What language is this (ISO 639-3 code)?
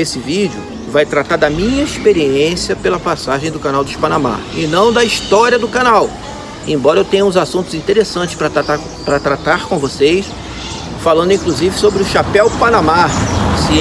por